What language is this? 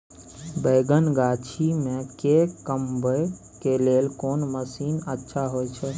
Maithili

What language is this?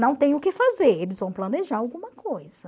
Portuguese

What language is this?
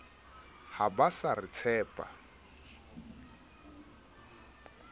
Southern Sotho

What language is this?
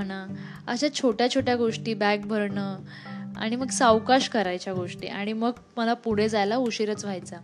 Marathi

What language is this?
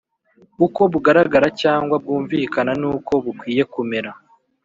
Kinyarwanda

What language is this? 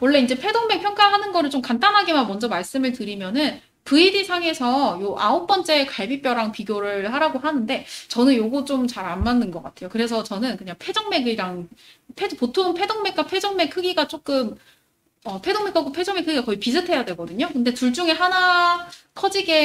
Korean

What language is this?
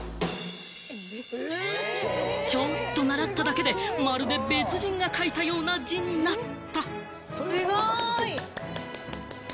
Japanese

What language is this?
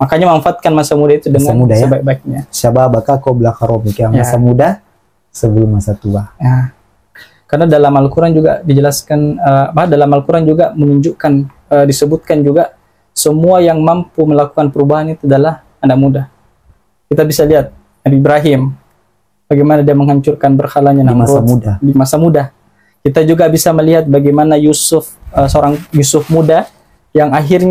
Indonesian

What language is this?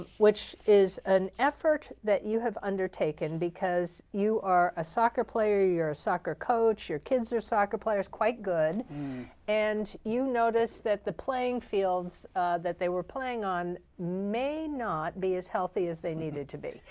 English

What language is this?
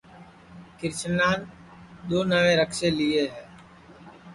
Sansi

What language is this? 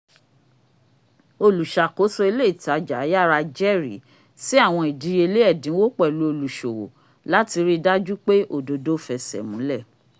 Yoruba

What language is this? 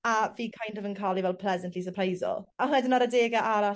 Welsh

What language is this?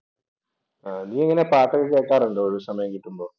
Malayalam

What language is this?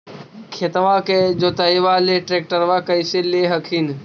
Magahi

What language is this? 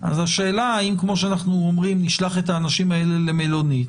Hebrew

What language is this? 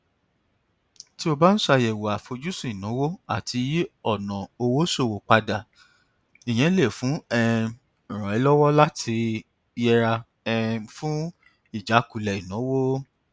Yoruba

